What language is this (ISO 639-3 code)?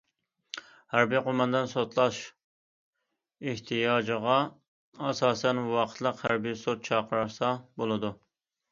uig